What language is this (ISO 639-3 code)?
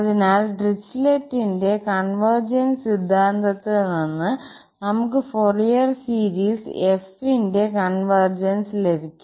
mal